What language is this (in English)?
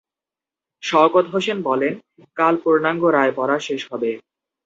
Bangla